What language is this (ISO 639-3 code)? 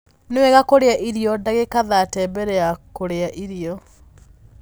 kik